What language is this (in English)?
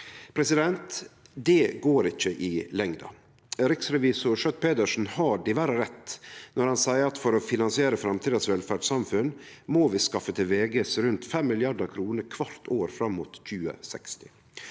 Norwegian